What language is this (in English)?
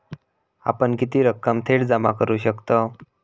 Marathi